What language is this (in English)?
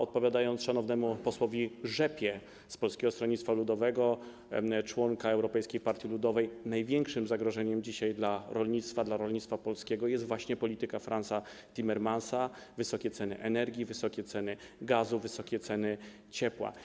Polish